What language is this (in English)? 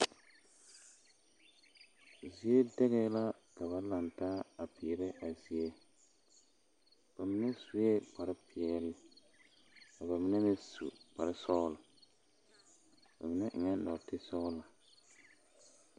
Southern Dagaare